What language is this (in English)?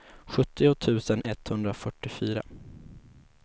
Swedish